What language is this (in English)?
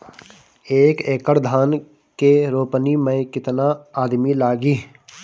Bhojpuri